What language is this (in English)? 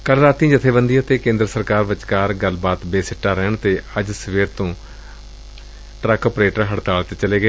Punjabi